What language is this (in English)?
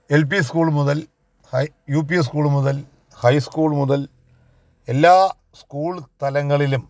Malayalam